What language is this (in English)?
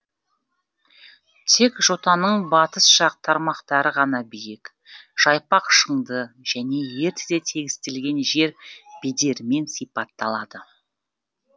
Kazakh